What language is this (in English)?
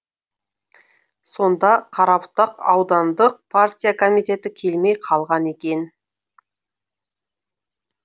Kazakh